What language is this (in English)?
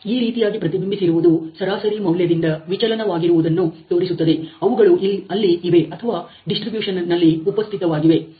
Kannada